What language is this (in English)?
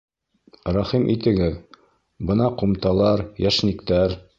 Bashkir